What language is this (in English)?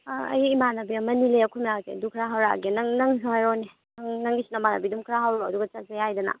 Manipuri